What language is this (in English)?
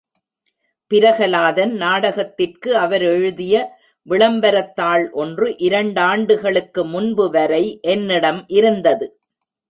Tamil